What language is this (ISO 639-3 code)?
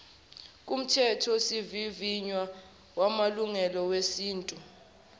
zul